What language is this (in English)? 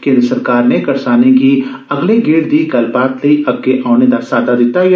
Dogri